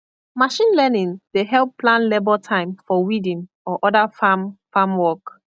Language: Nigerian Pidgin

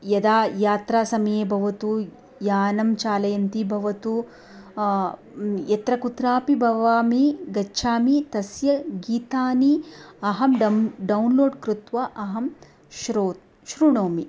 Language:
Sanskrit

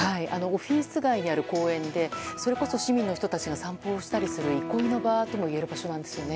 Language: Japanese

